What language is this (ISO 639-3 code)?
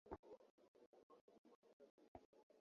swa